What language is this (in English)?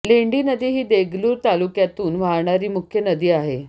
Marathi